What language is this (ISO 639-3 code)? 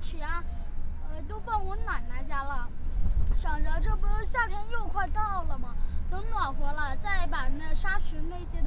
zho